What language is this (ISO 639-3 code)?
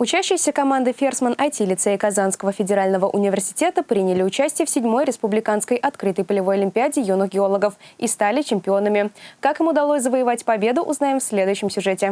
rus